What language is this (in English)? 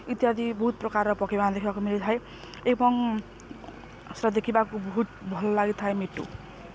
Odia